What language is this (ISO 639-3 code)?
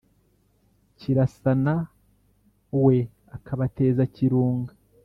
kin